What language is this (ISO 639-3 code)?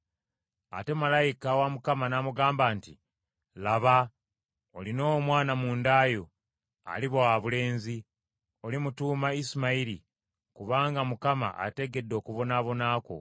lug